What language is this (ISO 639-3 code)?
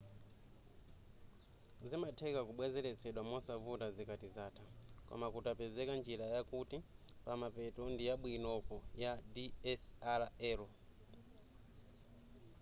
nya